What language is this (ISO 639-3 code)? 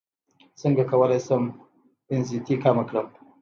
pus